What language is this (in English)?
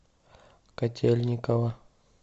Russian